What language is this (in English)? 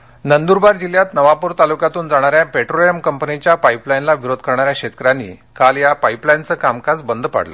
Marathi